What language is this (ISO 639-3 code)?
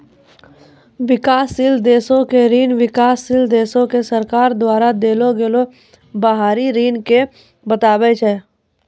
mai